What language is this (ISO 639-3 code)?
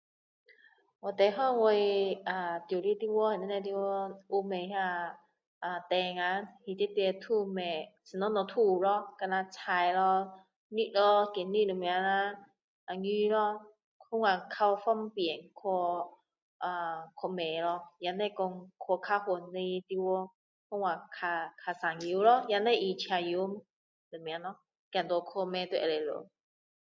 cdo